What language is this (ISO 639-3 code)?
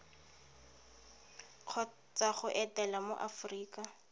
tsn